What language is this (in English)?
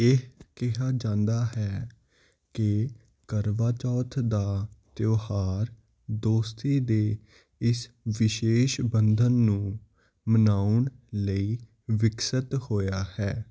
Punjabi